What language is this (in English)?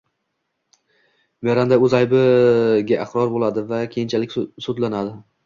Uzbek